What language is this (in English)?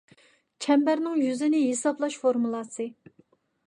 Uyghur